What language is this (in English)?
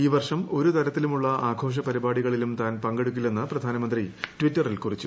Malayalam